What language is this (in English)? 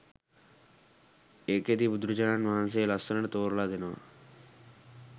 Sinhala